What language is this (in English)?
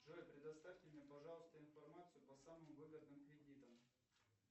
Russian